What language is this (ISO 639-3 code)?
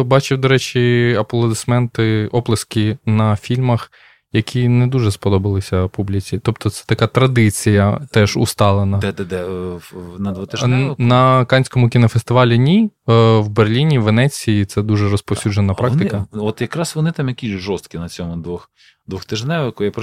ukr